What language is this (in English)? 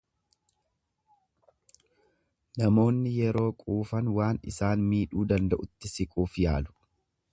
Oromo